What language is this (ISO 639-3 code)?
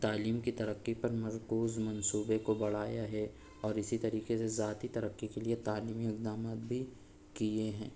urd